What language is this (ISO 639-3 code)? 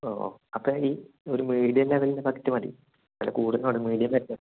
mal